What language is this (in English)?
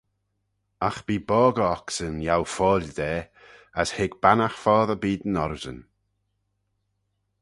Manx